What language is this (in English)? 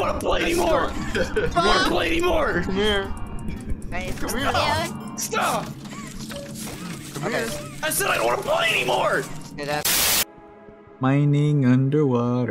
English